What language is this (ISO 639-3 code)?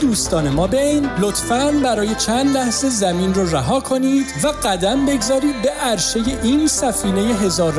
fas